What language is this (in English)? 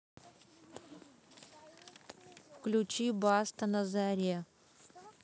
Russian